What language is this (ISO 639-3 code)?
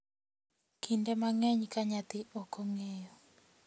luo